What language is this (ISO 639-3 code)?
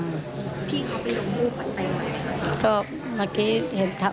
tha